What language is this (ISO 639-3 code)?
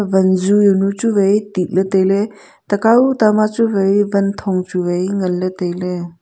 nnp